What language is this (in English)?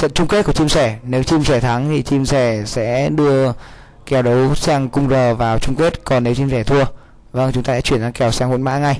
Vietnamese